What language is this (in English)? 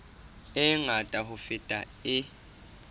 Southern Sotho